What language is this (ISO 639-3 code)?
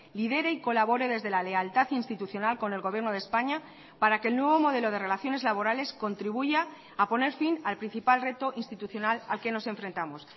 spa